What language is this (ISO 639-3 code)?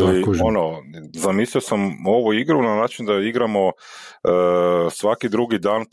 hrv